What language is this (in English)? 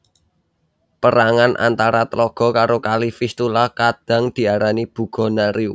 Javanese